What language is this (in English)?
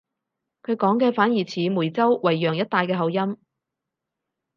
Cantonese